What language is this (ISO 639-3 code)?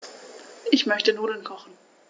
deu